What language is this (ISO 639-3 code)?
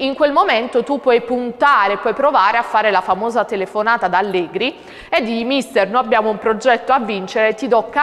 ita